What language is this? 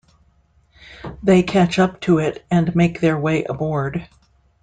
English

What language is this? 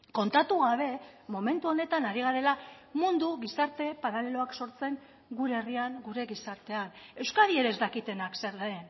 Basque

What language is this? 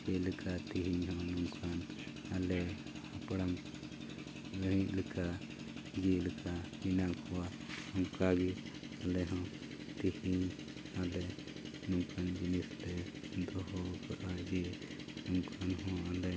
Santali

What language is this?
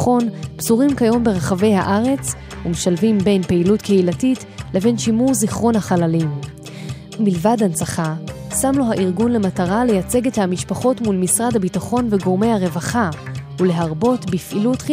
Hebrew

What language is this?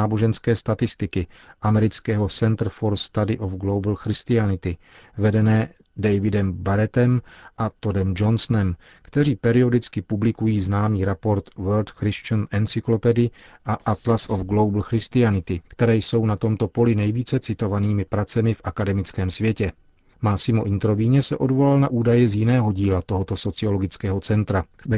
Czech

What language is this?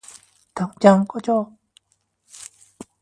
Korean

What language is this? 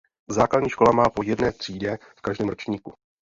Czech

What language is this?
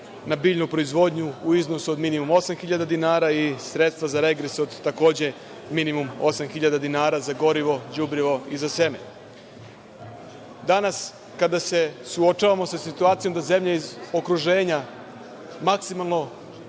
Serbian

